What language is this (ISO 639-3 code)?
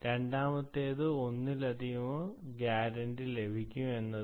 mal